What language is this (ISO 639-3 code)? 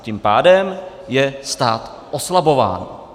ces